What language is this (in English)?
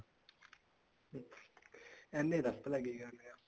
Punjabi